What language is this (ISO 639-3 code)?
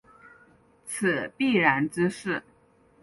zho